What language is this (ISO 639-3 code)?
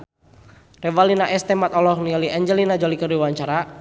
sun